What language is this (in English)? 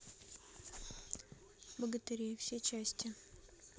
Russian